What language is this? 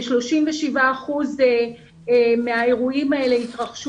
Hebrew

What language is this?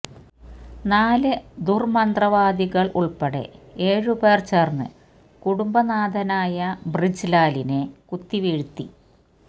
Malayalam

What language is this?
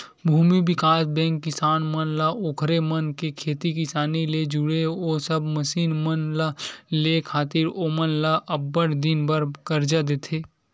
Chhattisgarhi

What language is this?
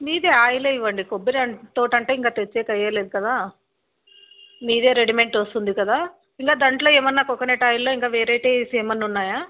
Telugu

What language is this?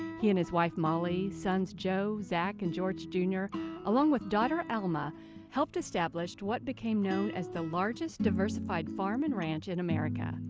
English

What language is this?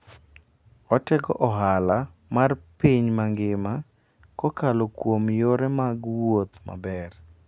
Luo (Kenya and Tanzania)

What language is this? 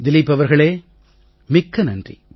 Tamil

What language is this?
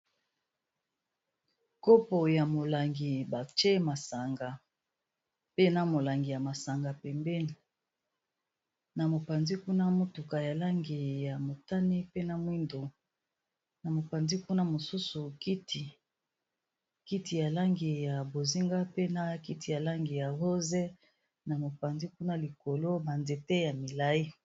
Lingala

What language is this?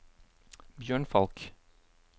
Norwegian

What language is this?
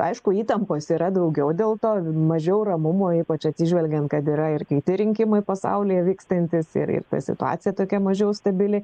Lithuanian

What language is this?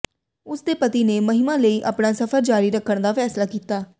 Punjabi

